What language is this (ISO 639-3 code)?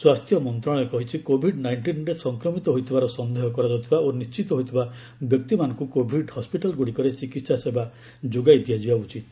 ori